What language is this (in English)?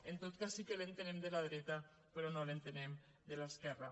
Catalan